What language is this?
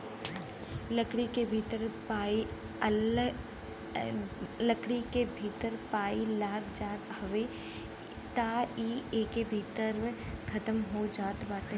Bhojpuri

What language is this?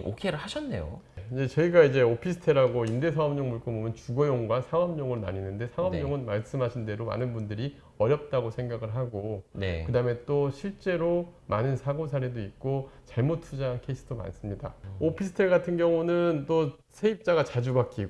Korean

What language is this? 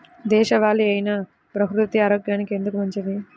Telugu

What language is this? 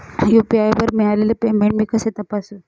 Marathi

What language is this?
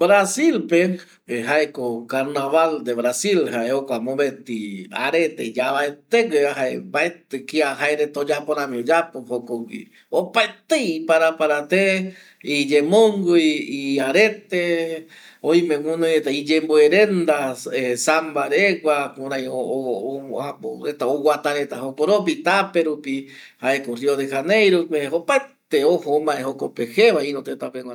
Eastern Bolivian Guaraní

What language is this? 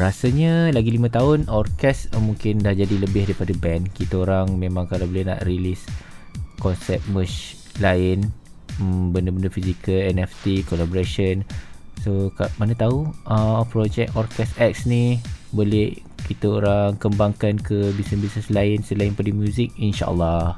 Malay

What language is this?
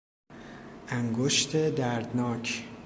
Persian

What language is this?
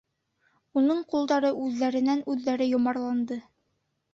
Bashkir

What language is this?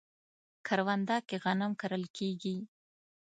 Pashto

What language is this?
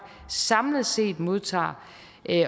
Danish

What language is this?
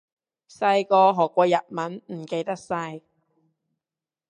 Cantonese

